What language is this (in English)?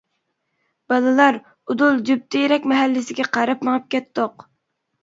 Uyghur